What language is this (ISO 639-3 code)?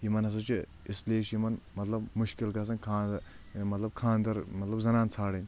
kas